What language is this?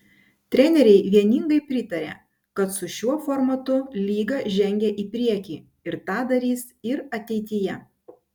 Lithuanian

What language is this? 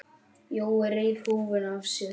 Icelandic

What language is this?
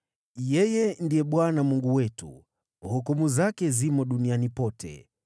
Swahili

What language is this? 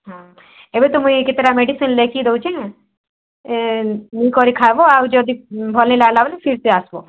Odia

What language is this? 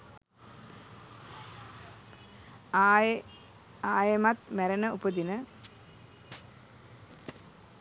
Sinhala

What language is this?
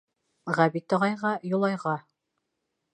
Bashkir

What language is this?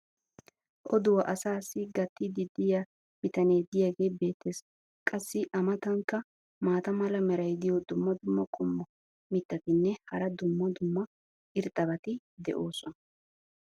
Wolaytta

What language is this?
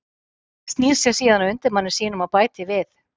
Icelandic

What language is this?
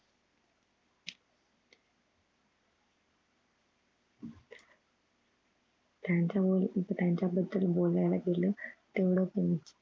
Marathi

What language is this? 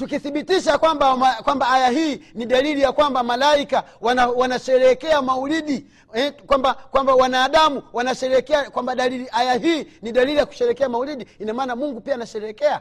Swahili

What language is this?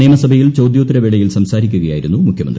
Malayalam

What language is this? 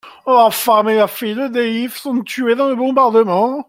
French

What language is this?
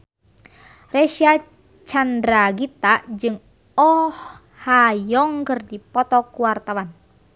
Sundanese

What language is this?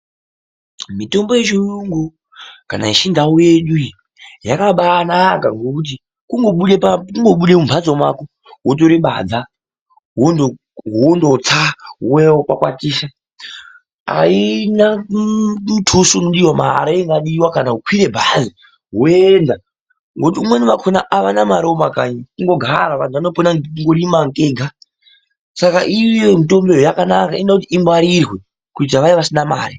Ndau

